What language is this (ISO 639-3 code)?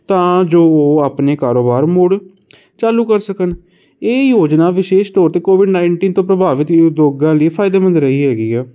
pan